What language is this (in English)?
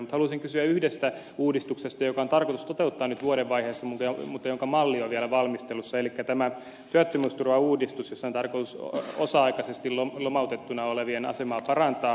Finnish